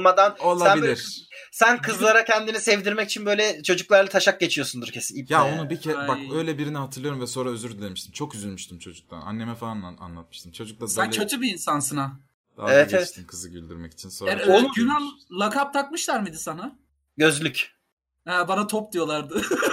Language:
Turkish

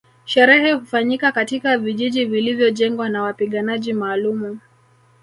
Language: Swahili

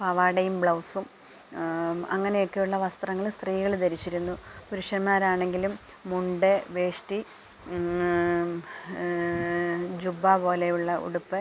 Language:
Malayalam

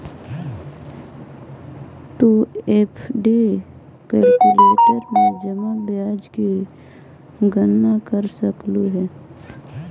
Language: Magahi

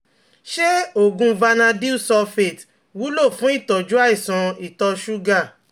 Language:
Yoruba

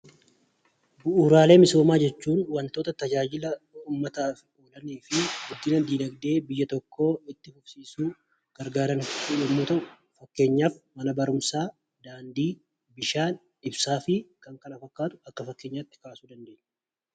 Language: Oromo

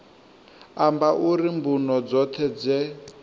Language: Venda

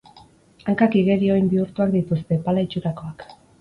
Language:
Basque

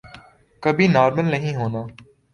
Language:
Urdu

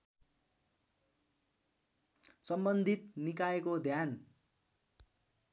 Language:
Nepali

